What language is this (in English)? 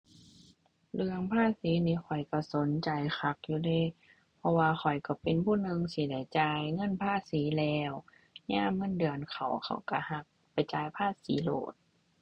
Thai